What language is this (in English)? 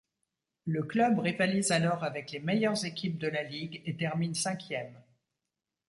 French